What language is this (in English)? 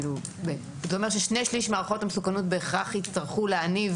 Hebrew